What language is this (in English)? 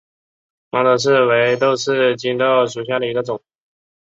Chinese